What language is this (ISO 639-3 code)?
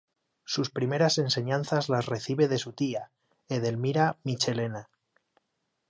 spa